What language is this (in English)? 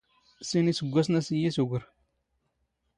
Standard Moroccan Tamazight